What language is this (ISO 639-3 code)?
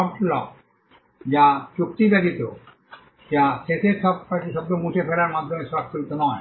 ben